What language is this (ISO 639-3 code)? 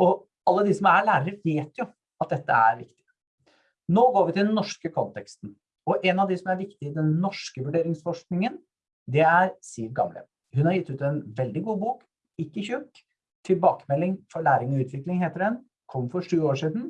nor